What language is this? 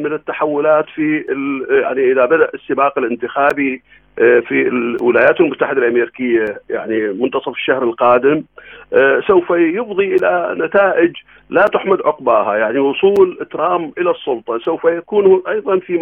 Arabic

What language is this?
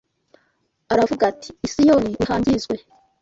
Kinyarwanda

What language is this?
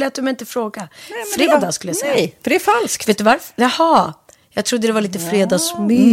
Swedish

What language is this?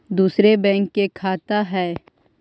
Magahi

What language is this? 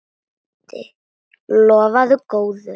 Icelandic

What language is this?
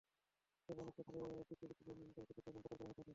Bangla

